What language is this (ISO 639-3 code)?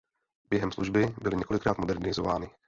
ces